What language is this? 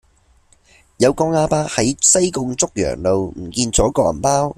Cantonese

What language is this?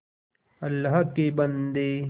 Hindi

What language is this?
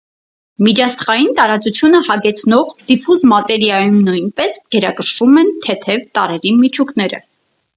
Armenian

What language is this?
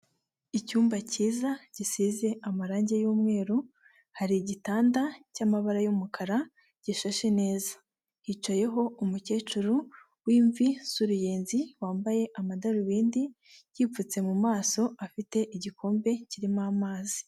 Kinyarwanda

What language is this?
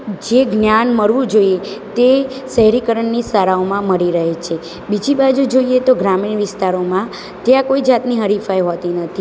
Gujarati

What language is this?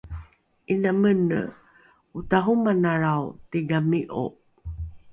Rukai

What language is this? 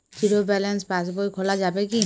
Bangla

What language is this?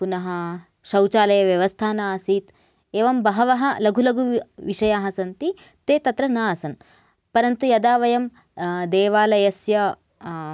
Sanskrit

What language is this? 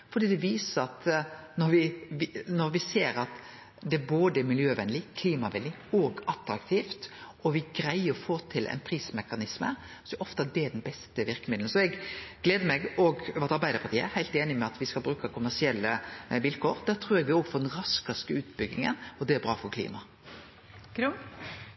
Norwegian Nynorsk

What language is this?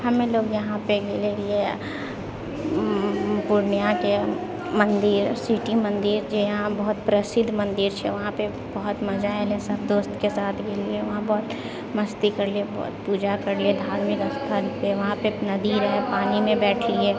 Maithili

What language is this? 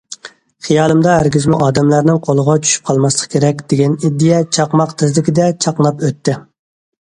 Uyghur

